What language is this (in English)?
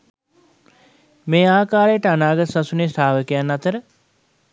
Sinhala